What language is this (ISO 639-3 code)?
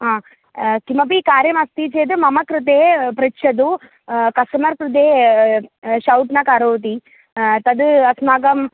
san